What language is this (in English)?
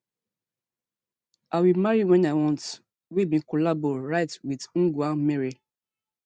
Nigerian Pidgin